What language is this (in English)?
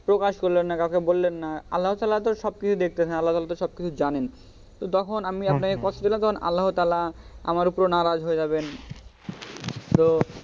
Bangla